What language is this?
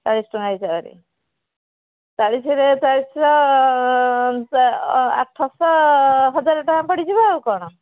Odia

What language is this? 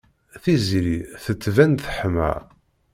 Kabyle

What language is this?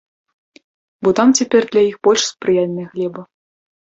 Belarusian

